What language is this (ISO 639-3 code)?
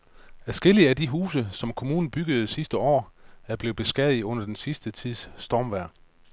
dan